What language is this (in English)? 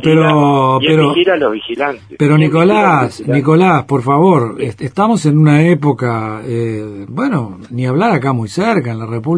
Spanish